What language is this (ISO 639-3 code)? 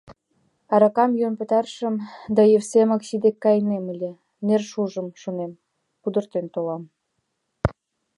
chm